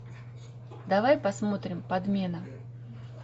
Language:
Russian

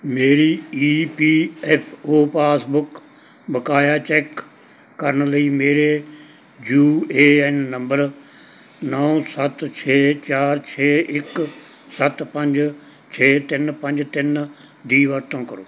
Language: Punjabi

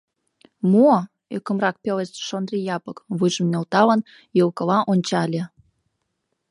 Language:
Mari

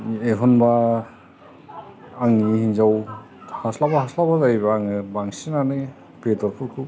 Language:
Bodo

